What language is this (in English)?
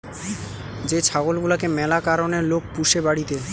Bangla